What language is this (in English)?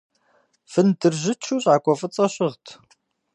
Kabardian